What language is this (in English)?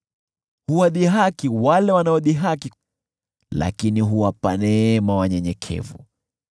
Swahili